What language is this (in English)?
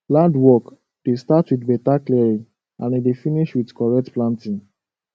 Nigerian Pidgin